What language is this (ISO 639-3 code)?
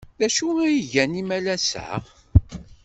kab